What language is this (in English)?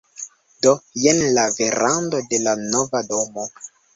Esperanto